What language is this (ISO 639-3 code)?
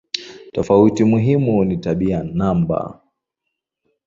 swa